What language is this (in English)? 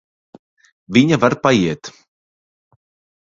Latvian